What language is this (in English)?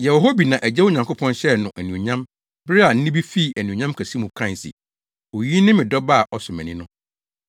Akan